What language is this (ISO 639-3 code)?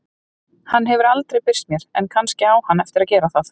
isl